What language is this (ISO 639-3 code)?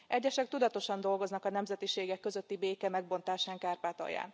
hun